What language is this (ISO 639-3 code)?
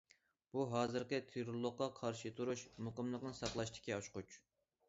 uig